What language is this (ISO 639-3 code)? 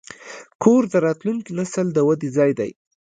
pus